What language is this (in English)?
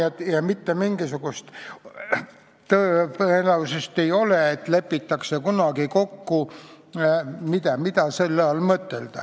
Estonian